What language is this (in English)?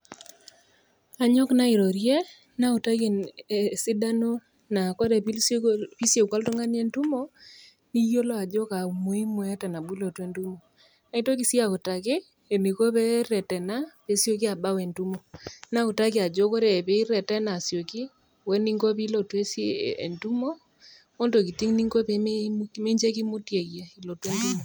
Masai